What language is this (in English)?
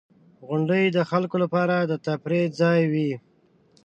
Pashto